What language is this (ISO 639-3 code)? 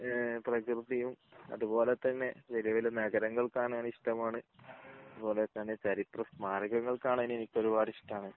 mal